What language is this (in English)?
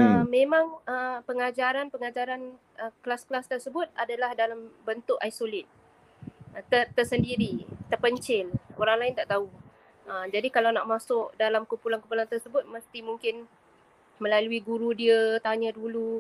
Malay